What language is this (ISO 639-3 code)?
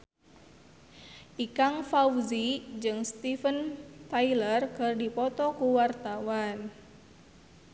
sun